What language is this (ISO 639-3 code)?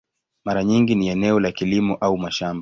swa